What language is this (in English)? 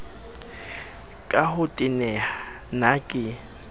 Southern Sotho